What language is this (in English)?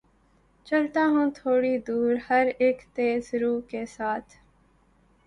Urdu